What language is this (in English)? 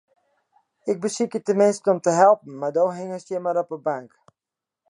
Western Frisian